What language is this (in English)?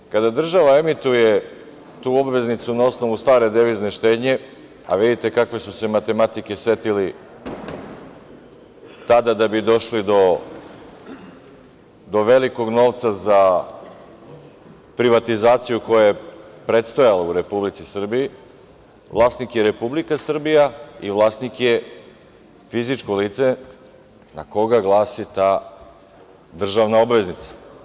Serbian